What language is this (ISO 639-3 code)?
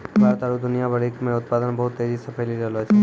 mai